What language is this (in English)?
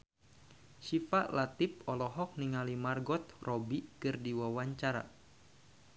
Sundanese